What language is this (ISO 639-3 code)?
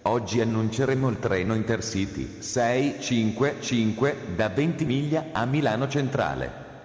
ita